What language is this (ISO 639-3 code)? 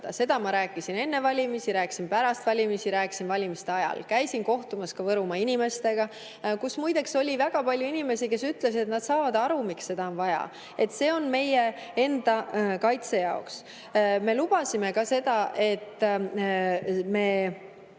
est